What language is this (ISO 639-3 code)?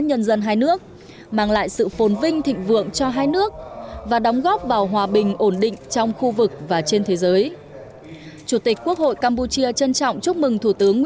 vie